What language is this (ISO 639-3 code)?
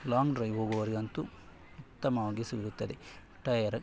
kan